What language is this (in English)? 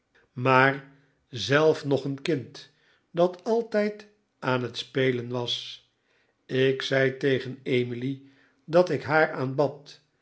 Dutch